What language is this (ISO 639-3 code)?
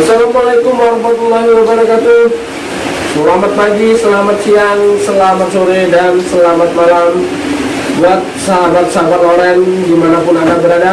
ind